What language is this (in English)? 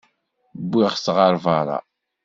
Kabyle